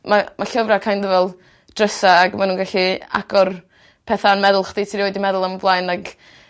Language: Welsh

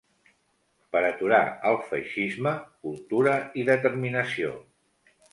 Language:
Catalan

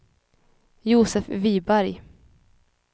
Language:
Swedish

